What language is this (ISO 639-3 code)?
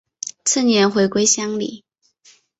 zho